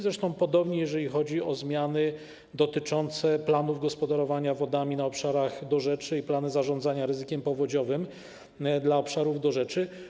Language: Polish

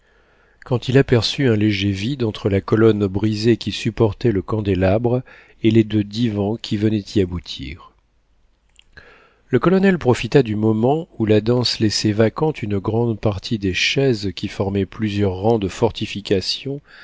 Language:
French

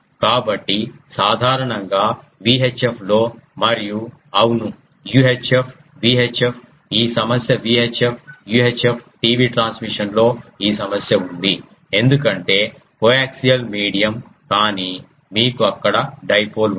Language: Telugu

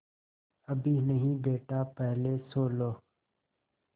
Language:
Hindi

